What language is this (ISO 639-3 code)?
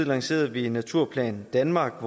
dan